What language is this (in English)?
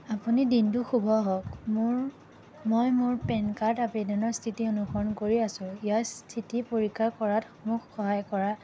Assamese